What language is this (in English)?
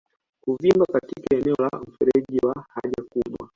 Swahili